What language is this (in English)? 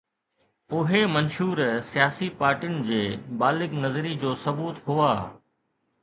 Sindhi